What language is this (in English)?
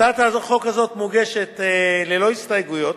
Hebrew